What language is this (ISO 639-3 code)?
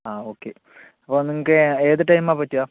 mal